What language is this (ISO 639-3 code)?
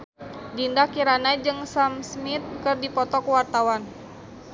sun